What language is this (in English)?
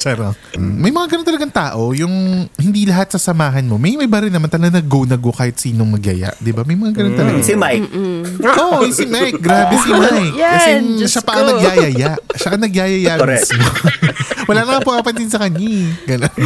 Filipino